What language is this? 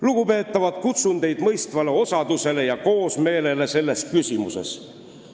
Estonian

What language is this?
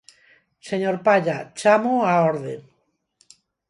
Galician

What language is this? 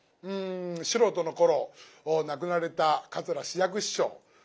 Japanese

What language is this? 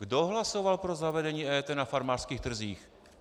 Czech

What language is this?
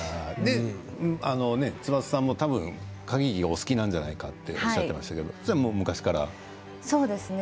Japanese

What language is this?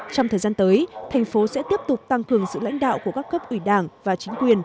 Vietnamese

